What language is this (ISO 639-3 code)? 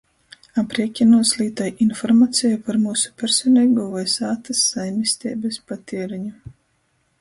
ltg